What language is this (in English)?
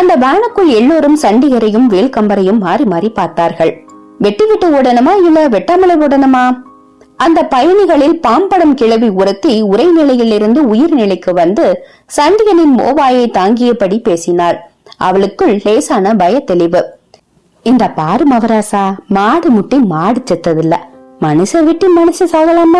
Tamil